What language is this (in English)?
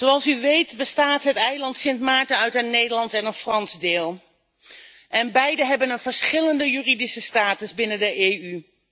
Dutch